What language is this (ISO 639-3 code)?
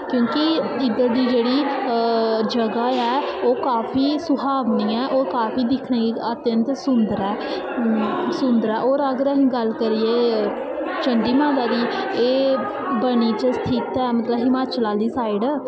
doi